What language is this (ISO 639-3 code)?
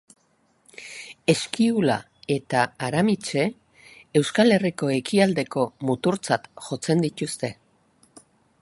eus